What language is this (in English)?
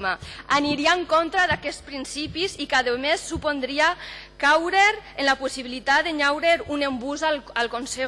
Spanish